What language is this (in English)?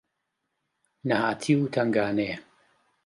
Central Kurdish